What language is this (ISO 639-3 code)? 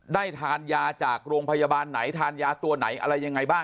tha